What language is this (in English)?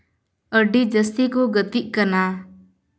Santali